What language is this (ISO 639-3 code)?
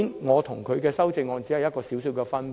yue